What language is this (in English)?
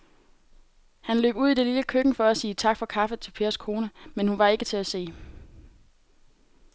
Danish